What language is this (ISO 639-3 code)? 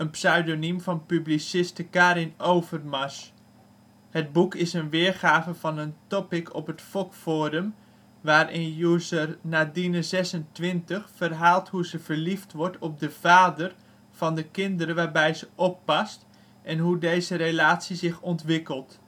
nld